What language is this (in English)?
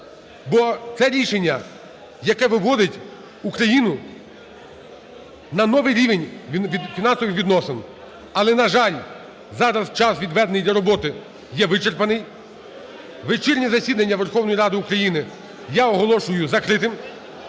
Ukrainian